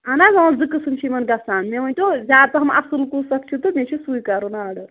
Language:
Kashmiri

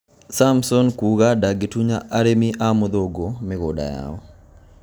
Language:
Kikuyu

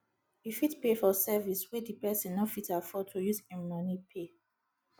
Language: Nigerian Pidgin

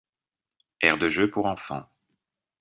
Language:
French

